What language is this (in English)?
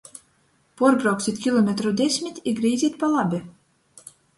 Latgalian